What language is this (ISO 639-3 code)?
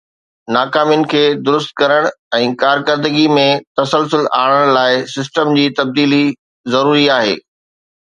snd